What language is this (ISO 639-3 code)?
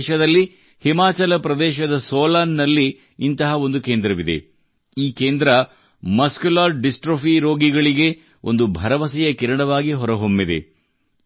kan